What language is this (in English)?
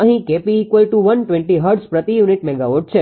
Gujarati